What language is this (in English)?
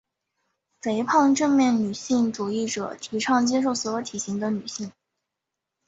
Chinese